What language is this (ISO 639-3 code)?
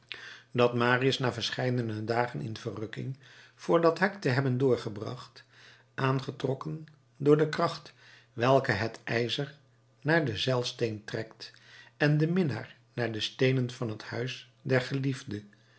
nld